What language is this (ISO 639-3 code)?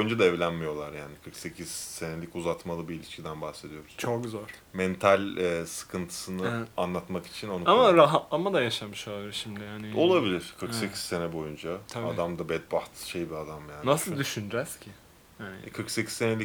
tur